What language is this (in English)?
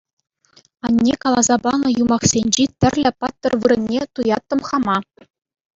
Chuvash